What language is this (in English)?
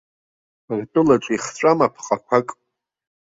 Abkhazian